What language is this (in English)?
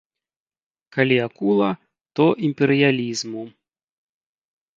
Belarusian